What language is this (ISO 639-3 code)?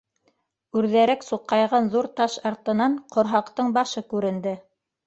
bak